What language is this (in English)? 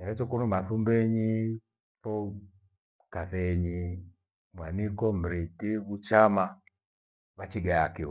Gweno